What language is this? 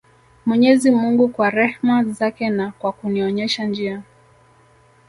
Swahili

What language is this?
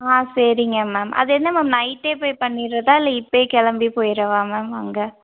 Tamil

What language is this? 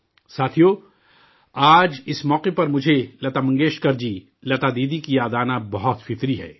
Urdu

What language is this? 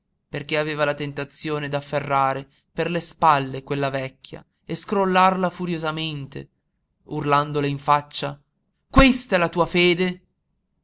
Italian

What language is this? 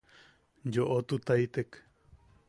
Yaqui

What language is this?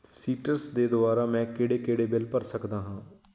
Punjabi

